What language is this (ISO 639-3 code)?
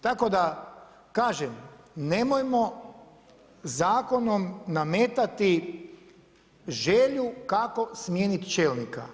hrv